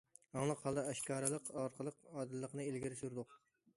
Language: Uyghur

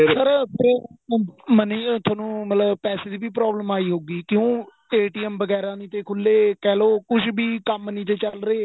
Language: Punjabi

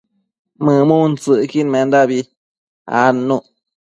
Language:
Matsés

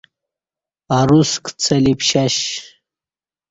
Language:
Kati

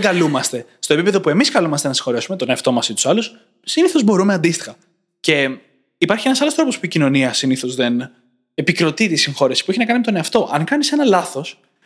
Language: Greek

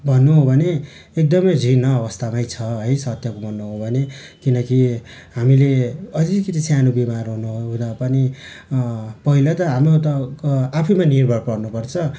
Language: Nepali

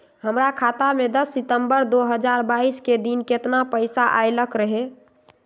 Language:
Magahi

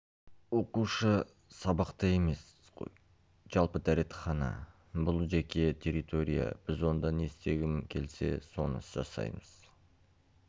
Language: Kazakh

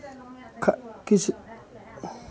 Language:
Maithili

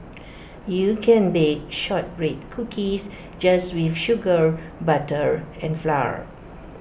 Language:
English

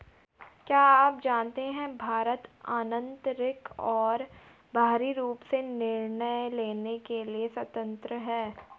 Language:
Hindi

